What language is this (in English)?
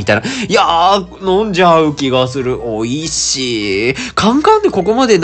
Japanese